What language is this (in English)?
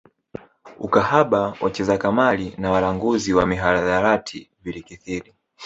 Swahili